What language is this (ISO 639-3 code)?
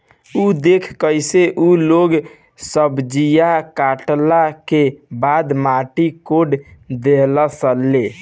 bho